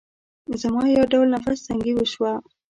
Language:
Pashto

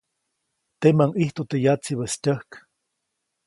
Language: Copainalá Zoque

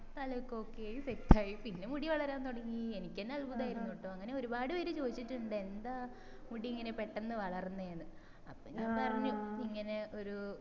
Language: Malayalam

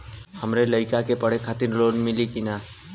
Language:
Bhojpuri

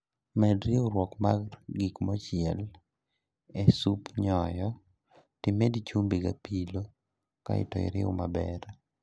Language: Luo (Kenya and Tanzania)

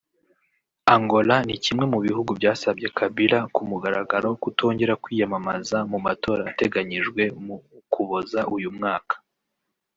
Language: Kinyarwanda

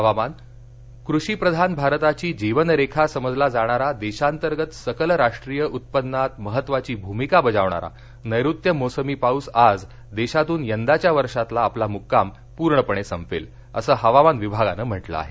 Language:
Marathi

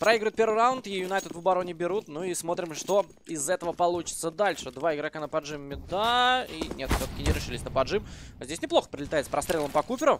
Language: Russian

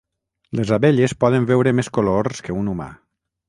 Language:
Catalan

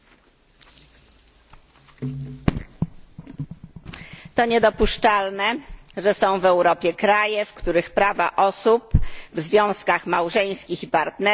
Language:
Polish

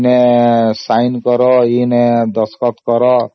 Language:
Odia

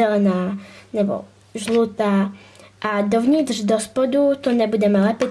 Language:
Czech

